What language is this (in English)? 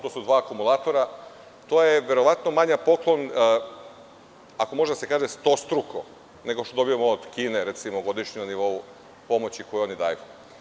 Serbian